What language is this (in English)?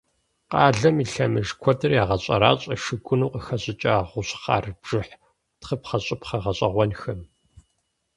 Kabardian